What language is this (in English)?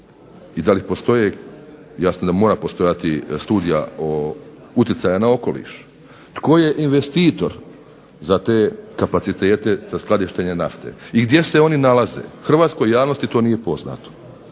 Croatian